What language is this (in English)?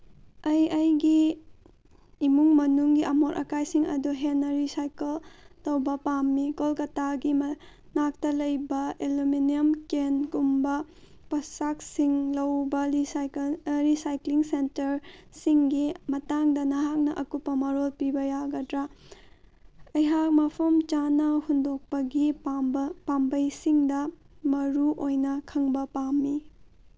Manipuri